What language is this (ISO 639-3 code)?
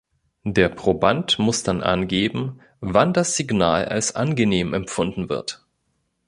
deu